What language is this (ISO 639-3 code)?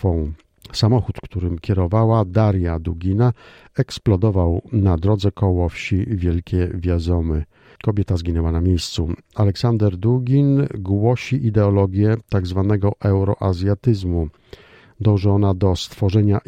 pol